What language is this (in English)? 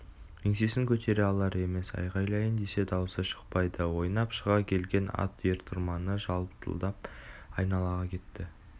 Kazakh